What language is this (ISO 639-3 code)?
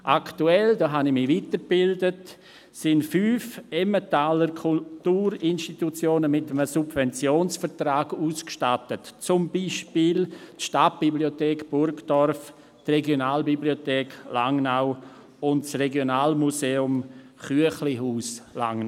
gsw